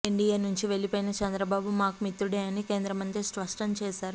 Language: Telugu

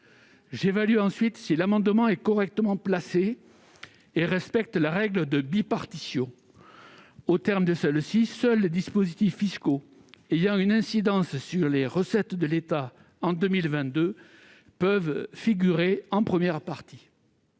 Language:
French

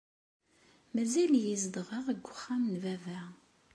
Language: Kabyle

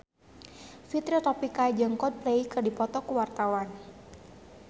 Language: Sundanese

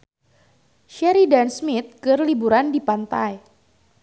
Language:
Sundanese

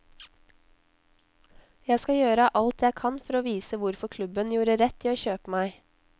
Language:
Norwegian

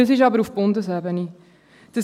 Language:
Swiss German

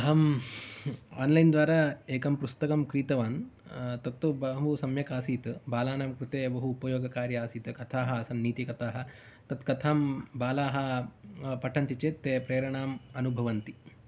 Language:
Sanskrit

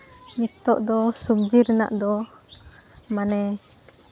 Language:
Santali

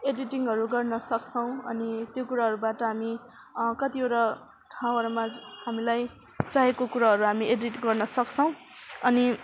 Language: Nepali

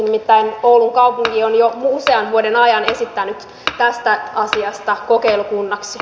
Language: Finnish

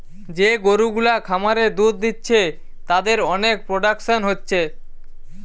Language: Bangla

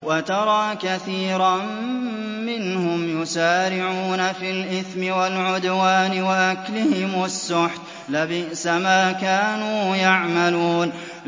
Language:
Arabic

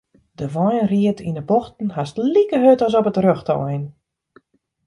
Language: Western Frisian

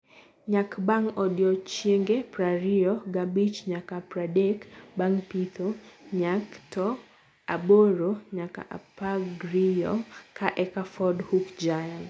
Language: Luo (Kenya and Tanzania)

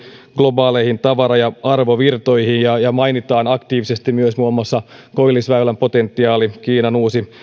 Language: Finnish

